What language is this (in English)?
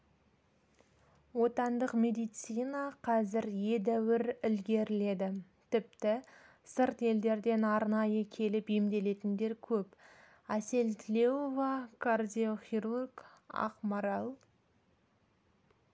Kazakh